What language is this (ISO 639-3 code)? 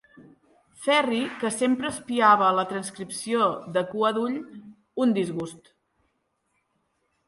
cat